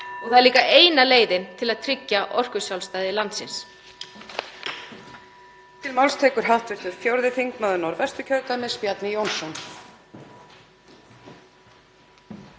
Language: Icelandic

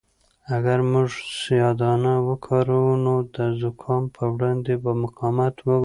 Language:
Pashto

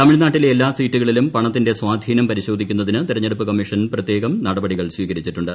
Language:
Malayalam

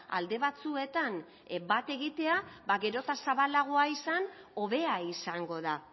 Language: Basque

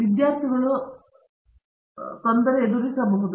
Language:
Kannada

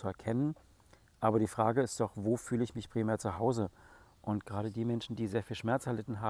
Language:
German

